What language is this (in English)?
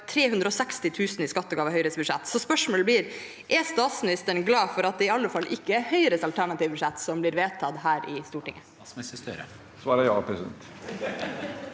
Norwegian